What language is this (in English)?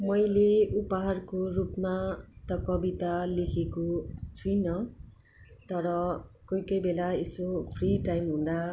Nepali